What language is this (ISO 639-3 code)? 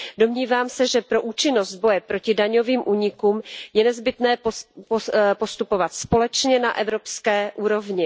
ces